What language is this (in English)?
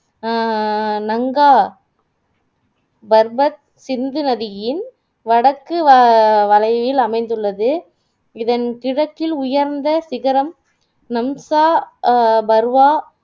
Tamil